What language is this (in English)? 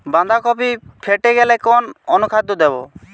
Bangla